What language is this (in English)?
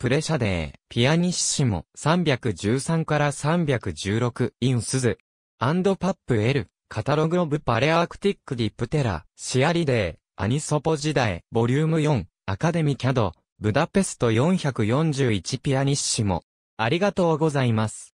Japanese